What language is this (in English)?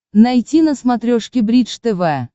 Russian